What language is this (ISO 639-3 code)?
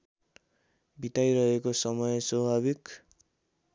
nep